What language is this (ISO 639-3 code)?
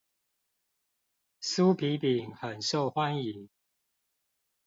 zho